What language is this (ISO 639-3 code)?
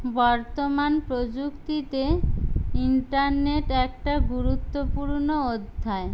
ben